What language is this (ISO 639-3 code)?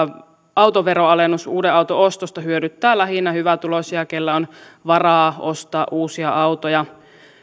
fin